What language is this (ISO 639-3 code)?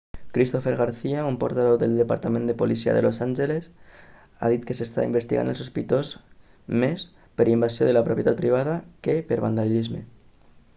cat